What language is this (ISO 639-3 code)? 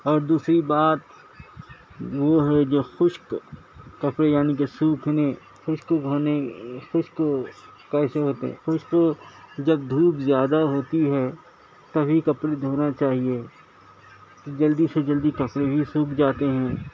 urd